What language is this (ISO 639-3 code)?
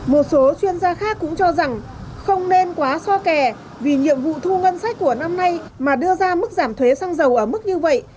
vie